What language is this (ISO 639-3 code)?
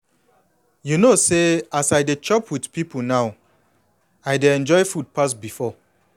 pcm